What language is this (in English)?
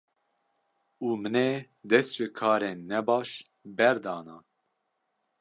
Kurdish